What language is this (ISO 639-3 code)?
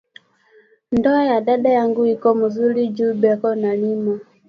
swa